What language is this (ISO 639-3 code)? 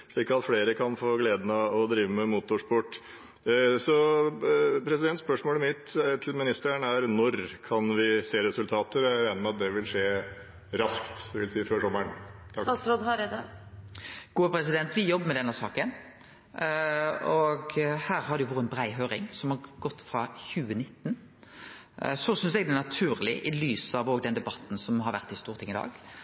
nor